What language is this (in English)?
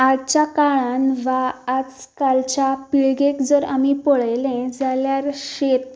Konkani